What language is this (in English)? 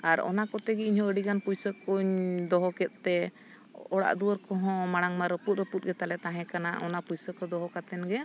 Santali